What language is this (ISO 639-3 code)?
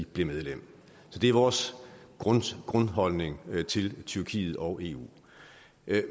dan